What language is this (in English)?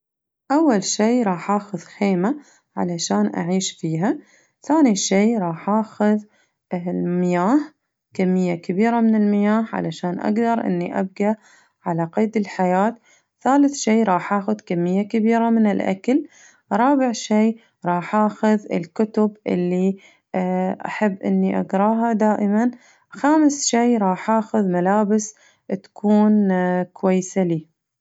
Najdi Arabic